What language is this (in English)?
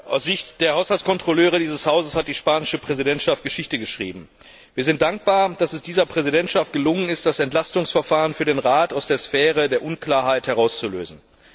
German